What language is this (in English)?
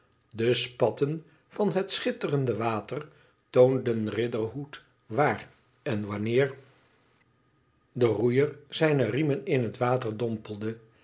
Dutch